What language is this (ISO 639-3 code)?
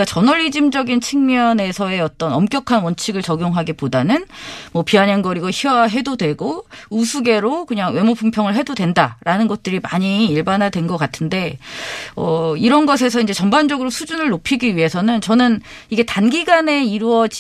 kor